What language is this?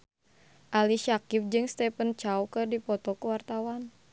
Sundanese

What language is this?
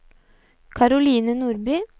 Norwegian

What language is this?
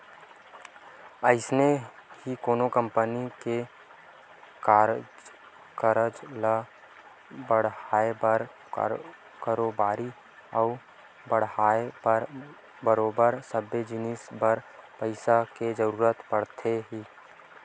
Chhattisgarhi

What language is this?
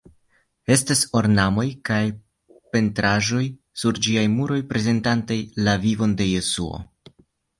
Esperanto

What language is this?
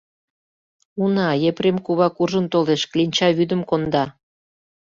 Mari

